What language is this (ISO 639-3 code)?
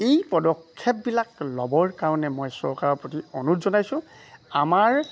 asm